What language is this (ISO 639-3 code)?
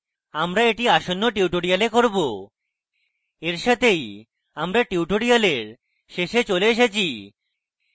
ben